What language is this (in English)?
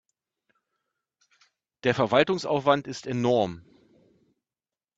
German